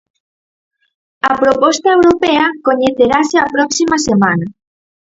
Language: Galician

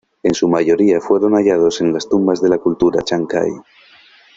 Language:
Spanish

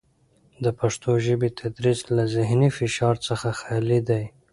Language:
Pashto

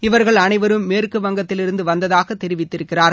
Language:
Tamil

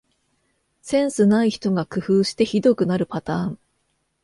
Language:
Japanese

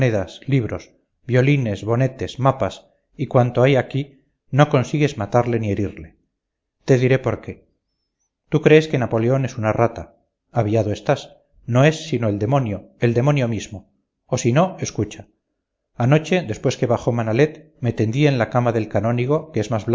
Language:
Spanish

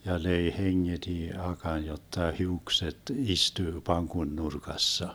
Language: Finnish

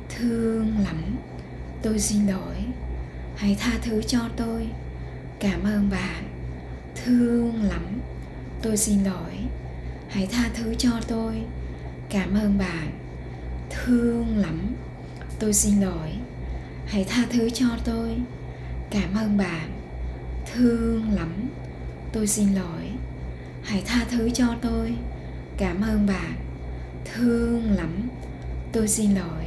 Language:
Vietnamese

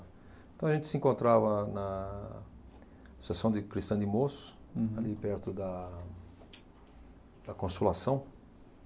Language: Portuguese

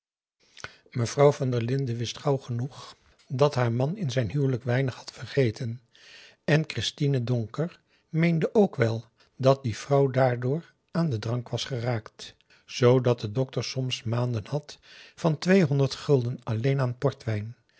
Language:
Dutch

